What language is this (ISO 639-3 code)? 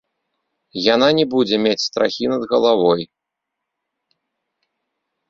bel